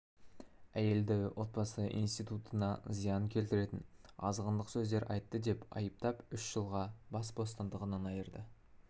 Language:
Kazakh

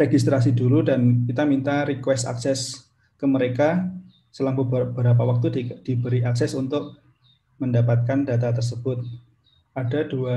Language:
Indonesian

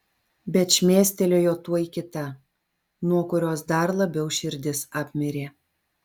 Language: Lithuanian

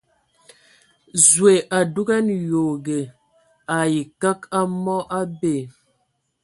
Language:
Ewondo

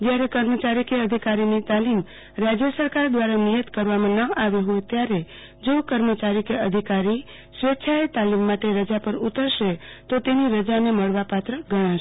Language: Gujarati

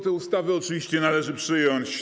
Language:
Polish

